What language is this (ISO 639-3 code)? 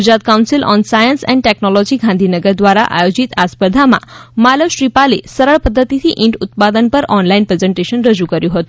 guj